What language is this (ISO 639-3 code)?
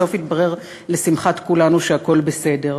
heb